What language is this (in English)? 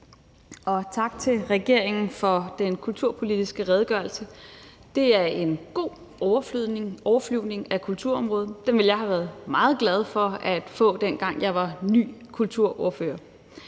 Danish